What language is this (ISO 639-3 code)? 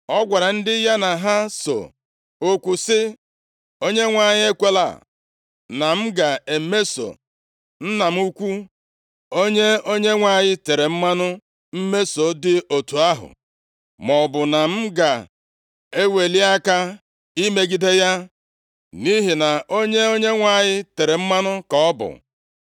ibo